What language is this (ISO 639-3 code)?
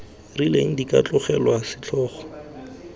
tsn